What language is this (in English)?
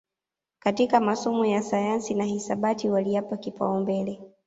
Swahili